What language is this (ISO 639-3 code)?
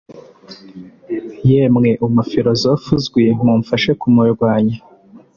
kin